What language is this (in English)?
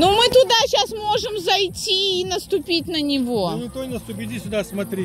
Russian